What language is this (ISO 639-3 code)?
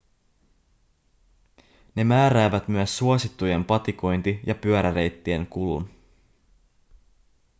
fin